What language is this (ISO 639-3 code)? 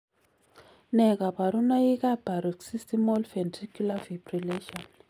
kln